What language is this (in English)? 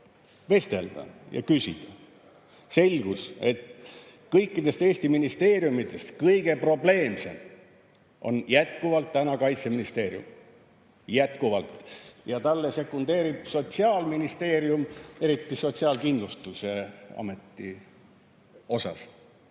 Estonian